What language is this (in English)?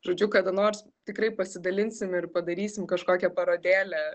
Lithuanian